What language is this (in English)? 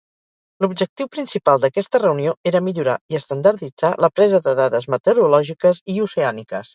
Catalan